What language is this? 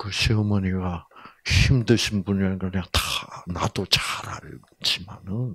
Korean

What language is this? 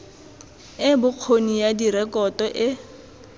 Tswana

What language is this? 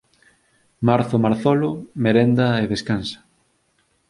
Galician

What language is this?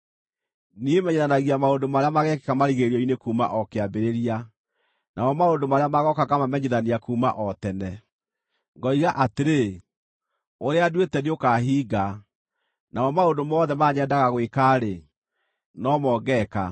Kikuyu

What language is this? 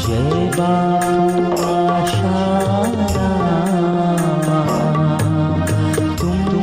Hindi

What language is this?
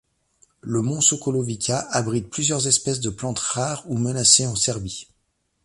French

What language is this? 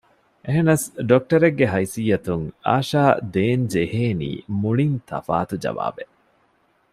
Divehi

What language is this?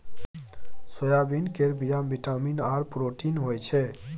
Maithili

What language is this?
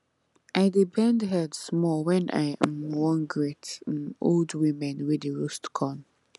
Nigerian Pidgin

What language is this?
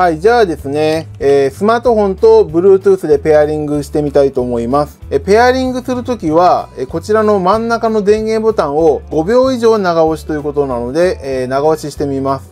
Japanese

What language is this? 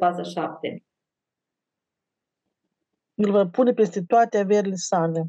Romanian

